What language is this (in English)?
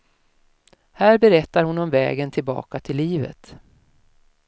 Swedish